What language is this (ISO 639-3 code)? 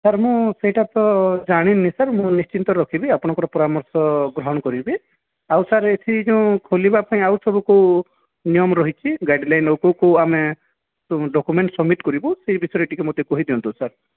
ori